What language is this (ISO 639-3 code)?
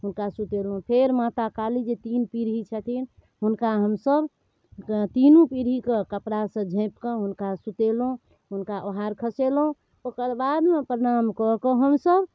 mai